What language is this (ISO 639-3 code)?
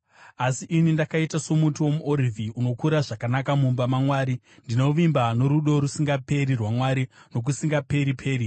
sna